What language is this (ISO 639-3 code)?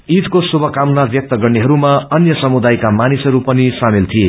nep